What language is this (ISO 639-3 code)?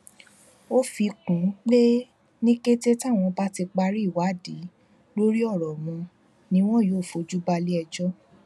yor